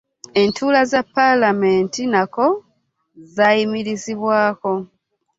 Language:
Ganda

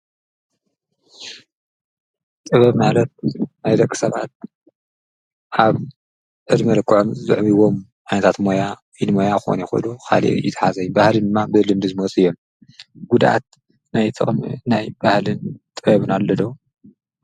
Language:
Tigrinya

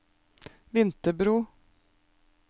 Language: Norwegian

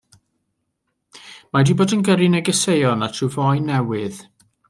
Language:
Welsh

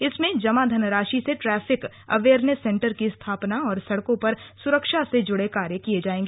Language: Hindi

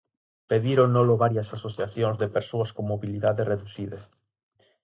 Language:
Galician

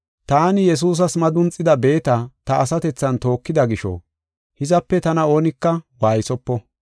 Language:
Gofa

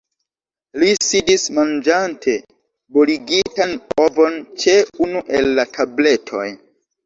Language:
Esperanto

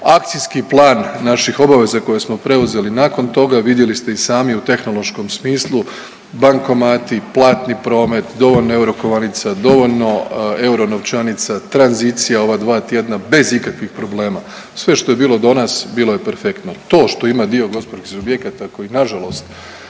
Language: Croatian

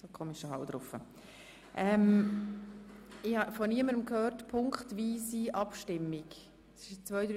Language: Swiss German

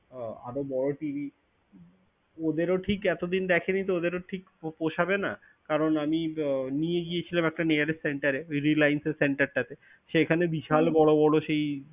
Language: Bangla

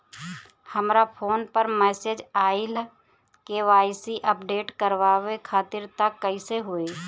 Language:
Bhojpuri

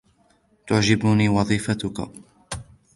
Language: Arabic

